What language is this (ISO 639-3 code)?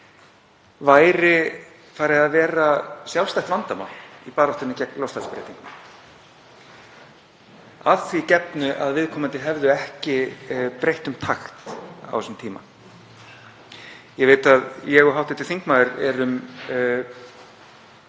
isl